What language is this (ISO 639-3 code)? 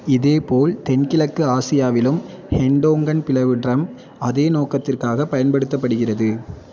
tam